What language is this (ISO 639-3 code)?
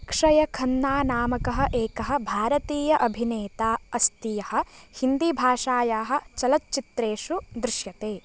san